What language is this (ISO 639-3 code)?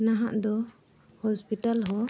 sat